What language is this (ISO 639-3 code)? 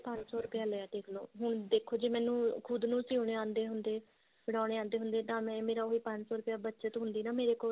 pan